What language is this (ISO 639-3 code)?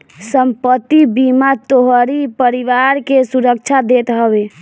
bho